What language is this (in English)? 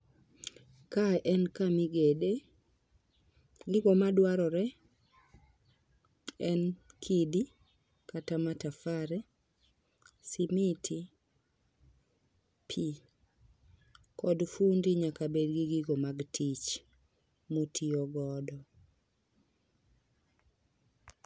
Luo (Kenya and Tanzania)